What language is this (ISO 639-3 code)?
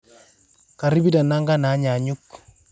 mas